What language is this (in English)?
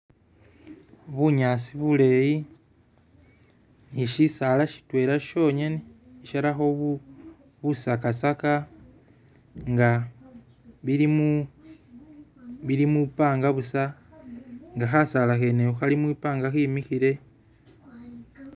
Masaaba